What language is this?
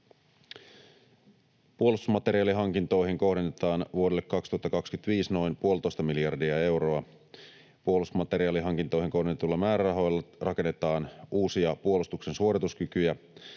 Finnish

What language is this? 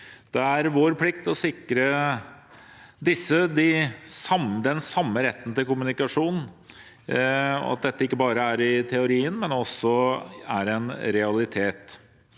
Norwegian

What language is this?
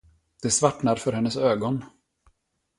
Swedish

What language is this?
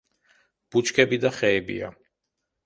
Georgian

